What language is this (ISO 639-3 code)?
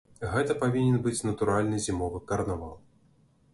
bel